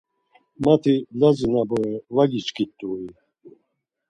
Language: Laz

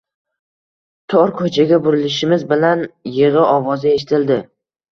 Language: Uzbek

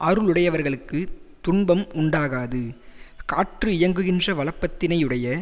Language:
Tamil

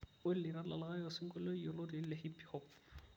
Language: Masai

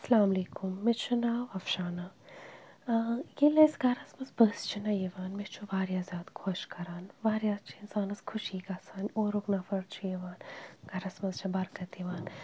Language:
Kashmiri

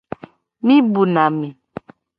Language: Gen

